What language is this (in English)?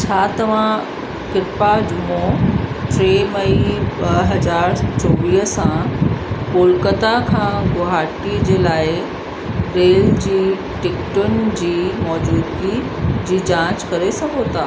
Sindhi